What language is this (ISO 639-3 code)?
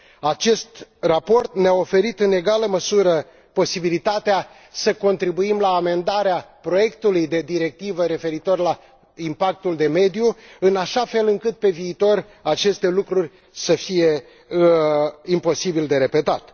ron